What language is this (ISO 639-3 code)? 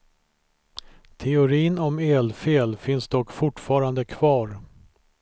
swe